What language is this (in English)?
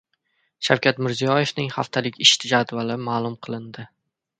Uzbek